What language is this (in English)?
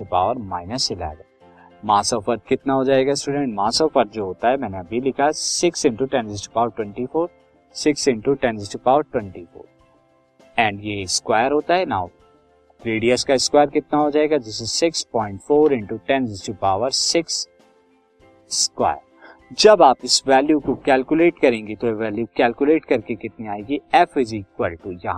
Hindi